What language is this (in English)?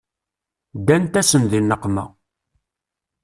Kabyle